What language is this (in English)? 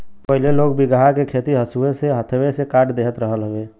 Bhojpuri